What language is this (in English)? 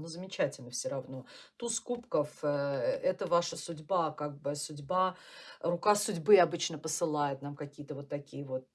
Russian